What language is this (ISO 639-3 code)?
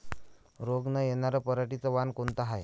mar